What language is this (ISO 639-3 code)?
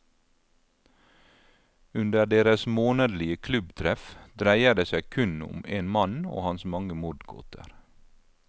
nor